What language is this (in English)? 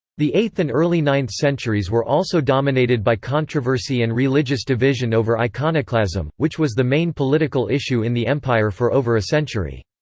English